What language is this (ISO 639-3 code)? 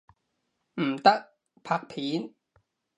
yue